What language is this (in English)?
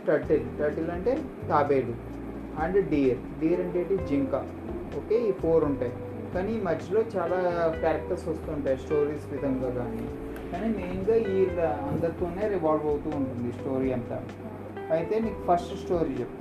Telugu